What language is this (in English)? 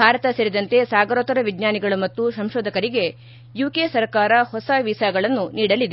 Kannada